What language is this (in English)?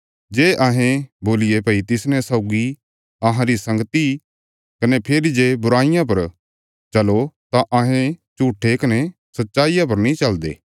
Bilaspuri